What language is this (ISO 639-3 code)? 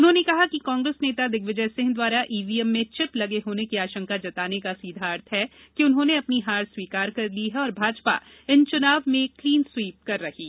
hin